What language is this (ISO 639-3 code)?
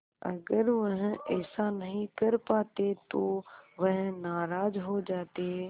hin